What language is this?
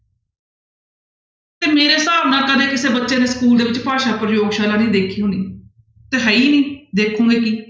Punjabi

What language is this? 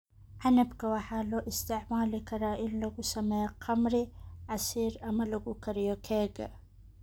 Somali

